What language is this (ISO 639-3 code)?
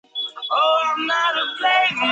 zho